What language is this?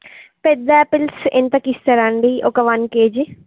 Telugu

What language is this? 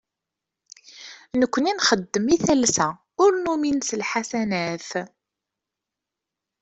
Kabyle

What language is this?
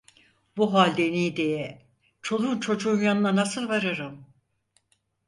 Turkish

